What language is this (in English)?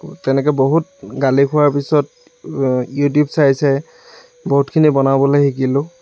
Assamese